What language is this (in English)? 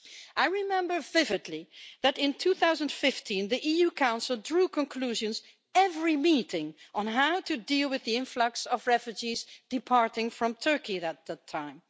English